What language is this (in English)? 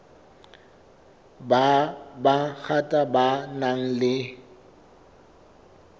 Southern Sotho